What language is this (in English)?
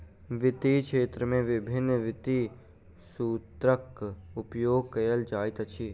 Maithili